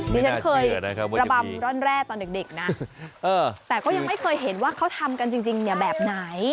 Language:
Thai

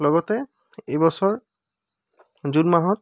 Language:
Assamese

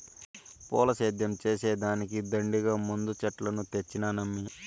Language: Telugu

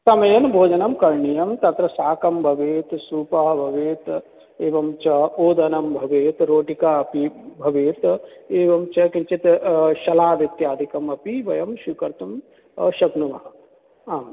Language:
Sanskrit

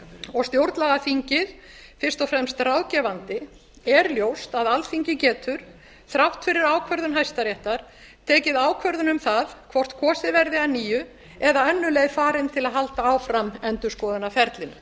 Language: Icelandic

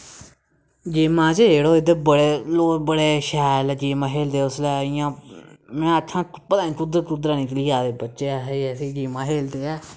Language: Dogri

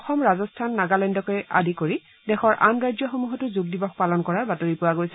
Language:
Assamese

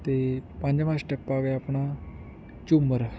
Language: Punjabi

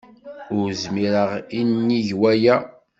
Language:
Kabyle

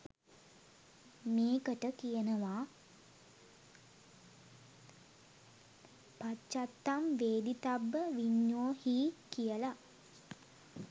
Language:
Sinhala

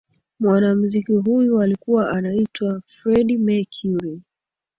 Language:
Swahili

